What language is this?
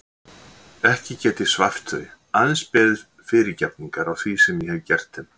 Icelandic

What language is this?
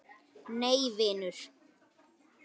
Icelandic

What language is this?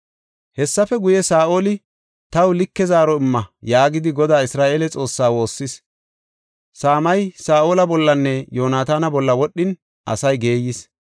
Gofa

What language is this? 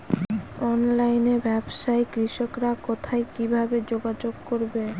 Bangla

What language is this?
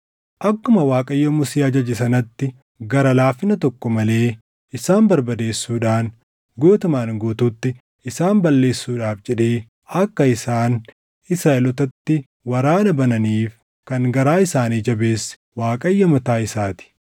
Oromo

